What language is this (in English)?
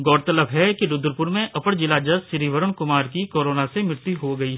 Hindi